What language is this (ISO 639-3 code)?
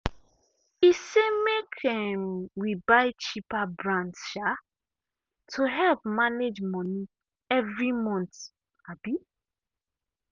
pcm